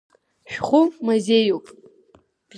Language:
Abkhazian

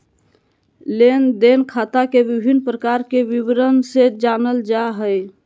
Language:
Magahi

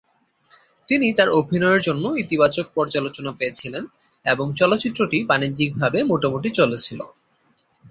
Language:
Bangla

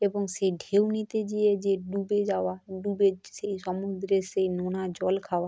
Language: Bangla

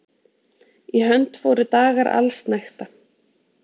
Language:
Icelandic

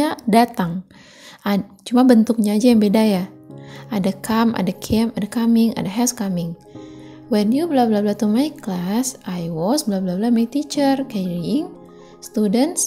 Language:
Indonesian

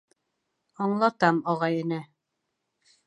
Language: Bashkir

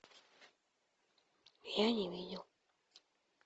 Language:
Russian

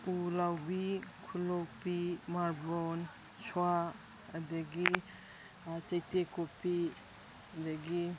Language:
Manipuri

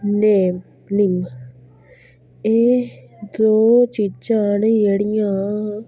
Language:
Dogri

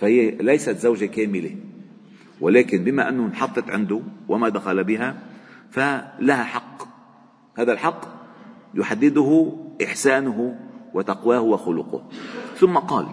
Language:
Arabic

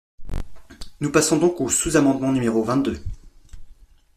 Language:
French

